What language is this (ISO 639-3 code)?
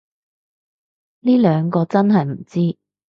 yue